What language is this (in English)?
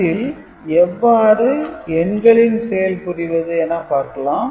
Tamil